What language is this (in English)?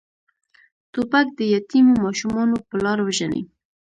Pashto